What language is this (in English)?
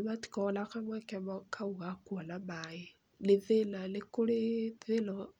Kikuyu